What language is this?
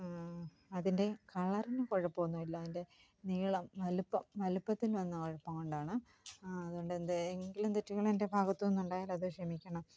Malayalam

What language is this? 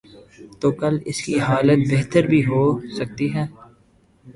Urdu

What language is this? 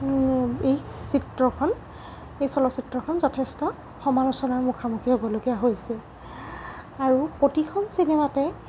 Assamese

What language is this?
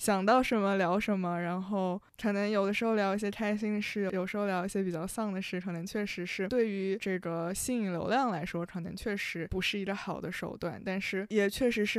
Chinese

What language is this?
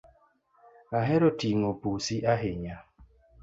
Luo (Kenya and Tanzania)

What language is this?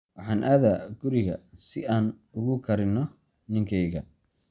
Somali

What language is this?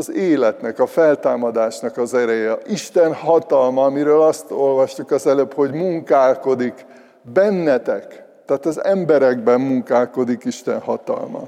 Hungarian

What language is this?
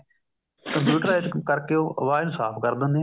Punjabi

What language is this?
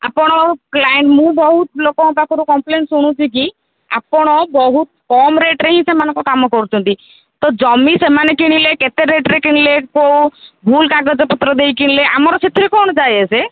Odia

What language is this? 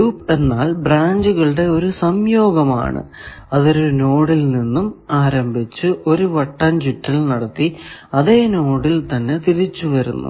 Malayalam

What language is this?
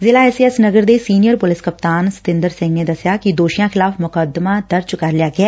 Punjabi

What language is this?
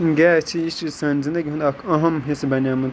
Kashmiri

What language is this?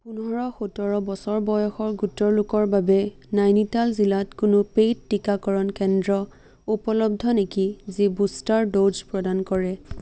Assamese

